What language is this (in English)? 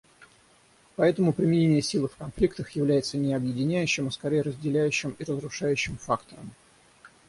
Russian